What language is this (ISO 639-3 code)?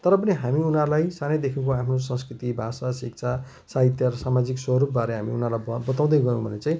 nep